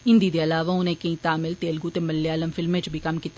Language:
Dogri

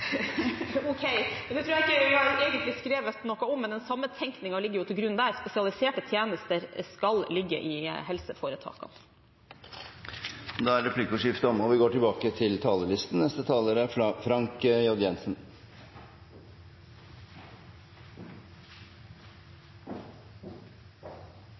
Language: Norwegian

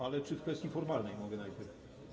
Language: Polish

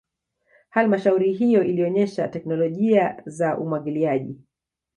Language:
Swahili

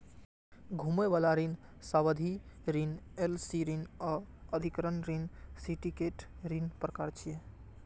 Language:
Maithili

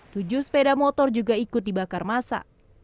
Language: Indonesian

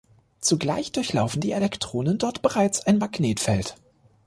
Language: German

